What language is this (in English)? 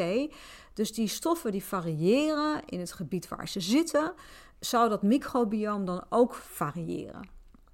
Dutch